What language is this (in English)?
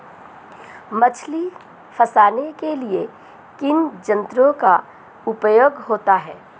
Hindi